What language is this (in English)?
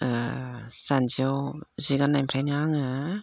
Bodo